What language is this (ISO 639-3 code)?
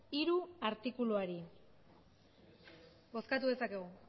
eus